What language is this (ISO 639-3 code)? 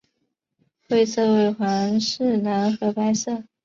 zho